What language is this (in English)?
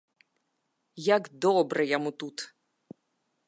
Belarusian